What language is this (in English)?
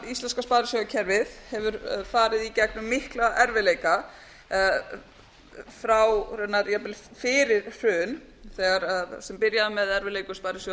Icelandic